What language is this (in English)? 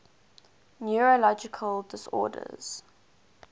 English